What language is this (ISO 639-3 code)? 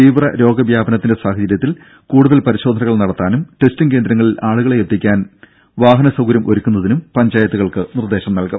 mal